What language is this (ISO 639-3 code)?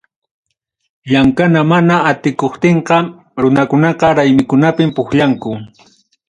quy